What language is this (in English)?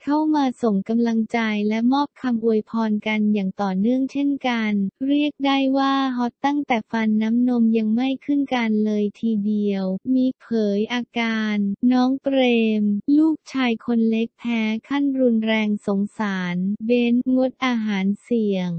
Thai